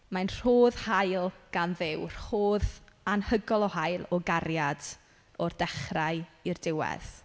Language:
Welsh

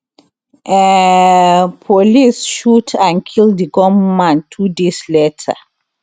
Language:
Nigerian Pidgin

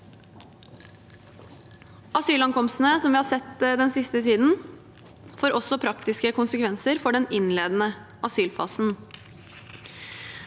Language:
Norwegian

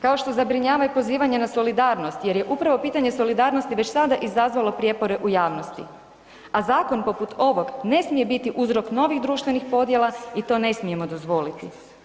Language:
Croatian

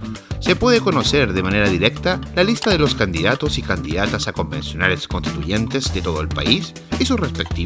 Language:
Spanish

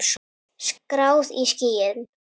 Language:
Icelandic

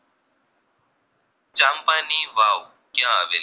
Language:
Gujarati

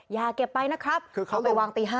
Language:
Thai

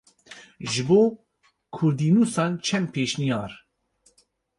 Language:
Kurdish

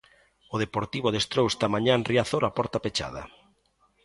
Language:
Galician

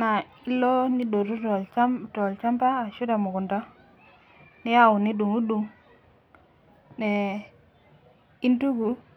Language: Masai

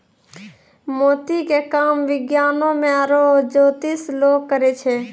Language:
Maithili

